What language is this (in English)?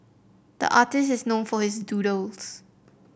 English